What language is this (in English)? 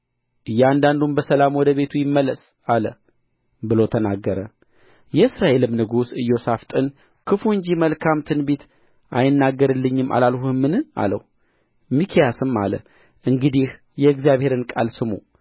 Amharic